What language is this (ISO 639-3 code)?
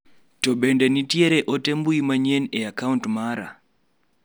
luo